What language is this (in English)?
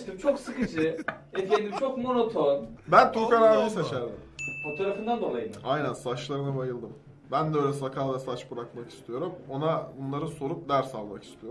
Turkish